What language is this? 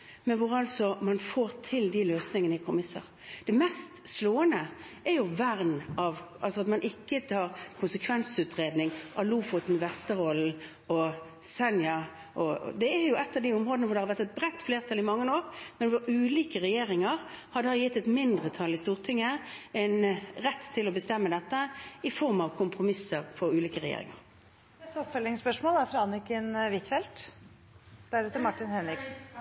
Norwegian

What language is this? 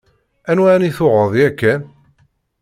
Kabyle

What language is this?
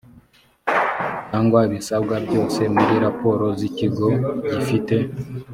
Kinyarwanda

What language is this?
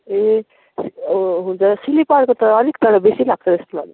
Nepali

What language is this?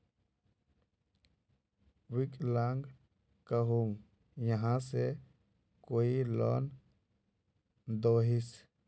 Magahi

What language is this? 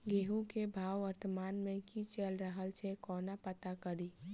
Maithili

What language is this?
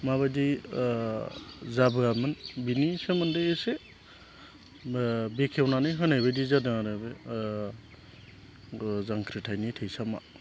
Bodo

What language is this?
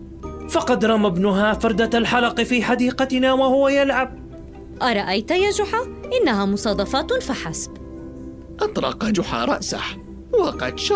Arabic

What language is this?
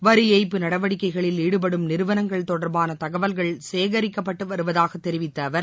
Tamil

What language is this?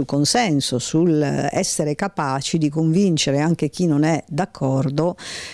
Italian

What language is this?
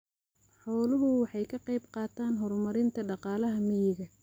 Somali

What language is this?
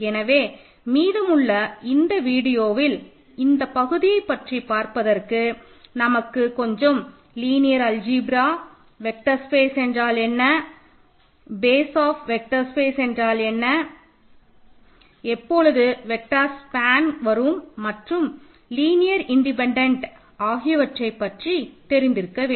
Tamil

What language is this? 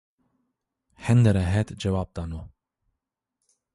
Zaza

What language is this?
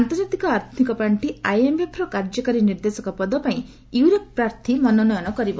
Odia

